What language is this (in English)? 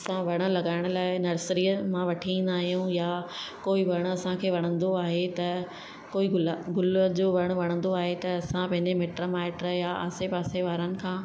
Sindhi